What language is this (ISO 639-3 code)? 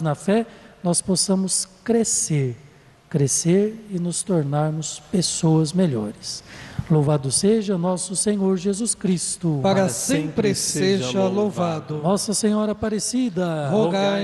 por